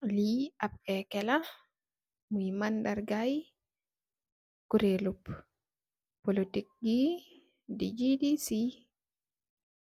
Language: Wolof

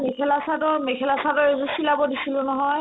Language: Assamese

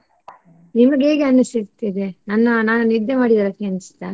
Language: Kannada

